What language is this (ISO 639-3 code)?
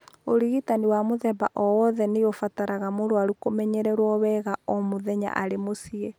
kik